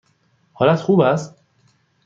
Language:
Persian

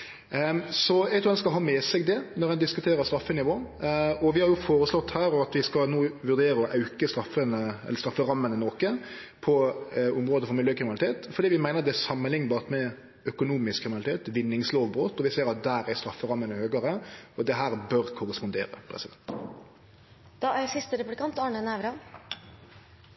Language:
Norwegian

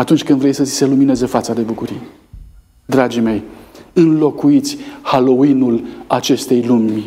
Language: Romanian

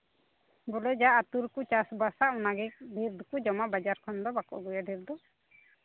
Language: Santali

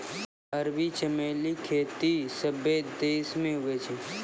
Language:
Maithili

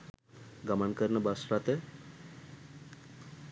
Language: Sinhala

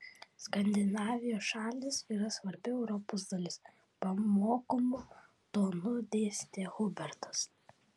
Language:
Lithuanian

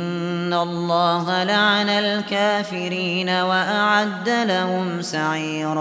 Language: Arabic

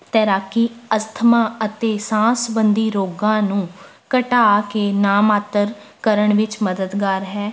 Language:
Punjabi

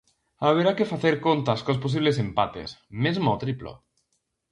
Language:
Galician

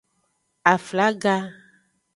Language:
Aja (Benin)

